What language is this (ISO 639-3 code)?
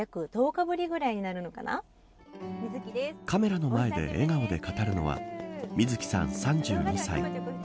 jpn